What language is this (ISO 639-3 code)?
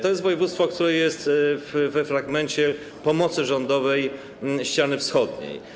pol